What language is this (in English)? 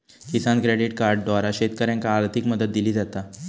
Marathi